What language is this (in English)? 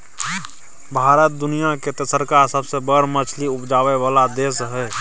Maithili